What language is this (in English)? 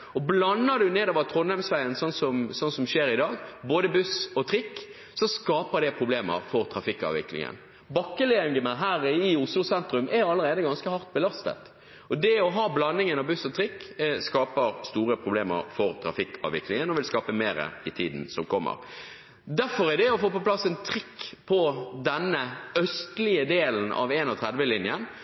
Norwegian Bokmål